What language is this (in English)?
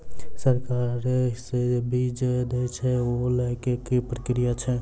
Maithili